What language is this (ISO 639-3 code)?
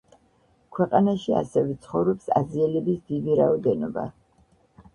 kat